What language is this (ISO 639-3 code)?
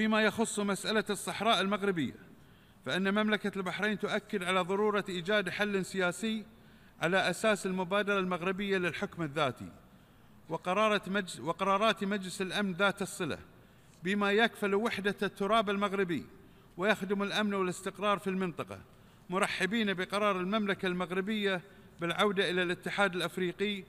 ara